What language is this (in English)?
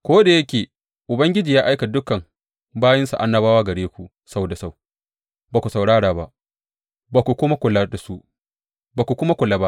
Hausa